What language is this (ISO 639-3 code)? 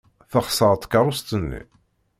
kab